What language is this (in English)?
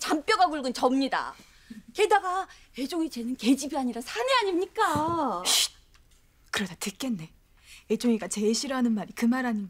Korean